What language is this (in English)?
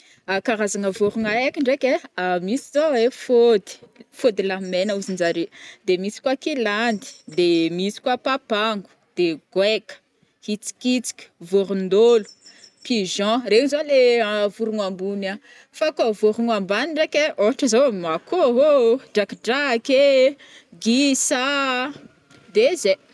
Northern Betsimisaraka Malagasy